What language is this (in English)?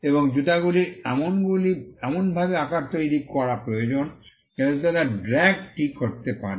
Bangla